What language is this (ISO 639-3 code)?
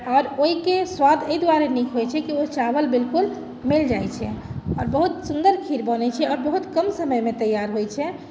mai